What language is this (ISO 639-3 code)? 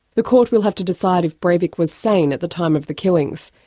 eng